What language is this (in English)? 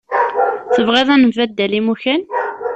Kabyle